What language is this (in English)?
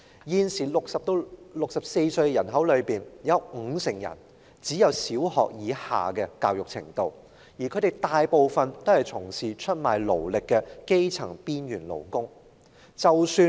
Cantonese